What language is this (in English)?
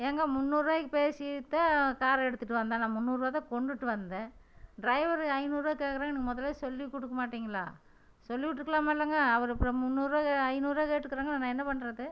Tamil